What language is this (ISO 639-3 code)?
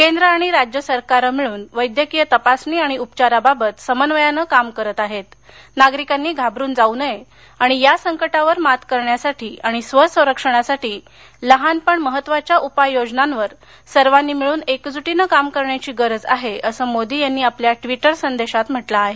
mar